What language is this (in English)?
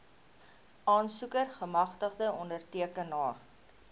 Afrikaans